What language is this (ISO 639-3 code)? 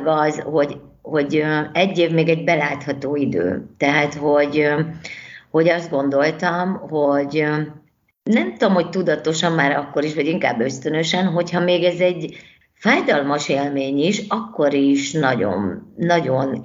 hun